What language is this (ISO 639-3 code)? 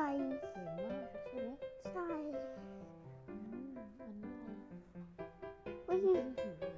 tha